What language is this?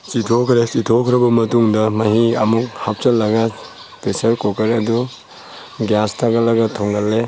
Manipuri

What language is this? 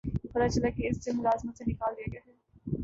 Urdu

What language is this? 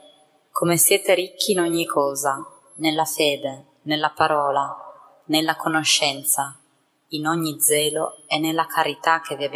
Italian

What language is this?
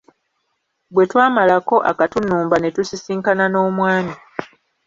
Ganda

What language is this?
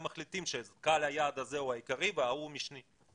Hebrew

